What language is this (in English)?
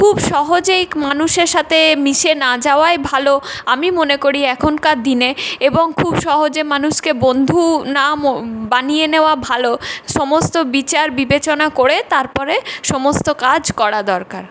Bangla